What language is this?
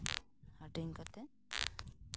Santali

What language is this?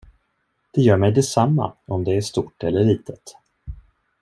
Swedish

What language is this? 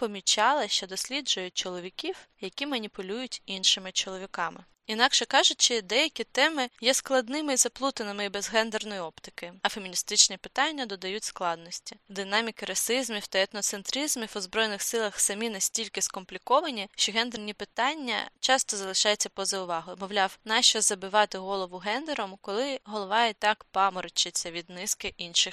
Ukrainian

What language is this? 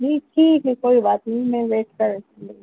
Urdu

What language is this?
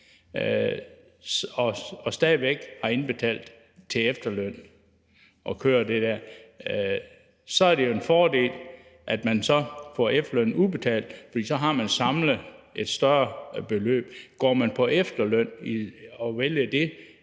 Danish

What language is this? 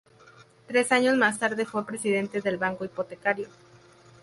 Spanish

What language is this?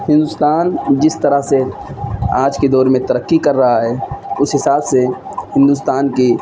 Urdu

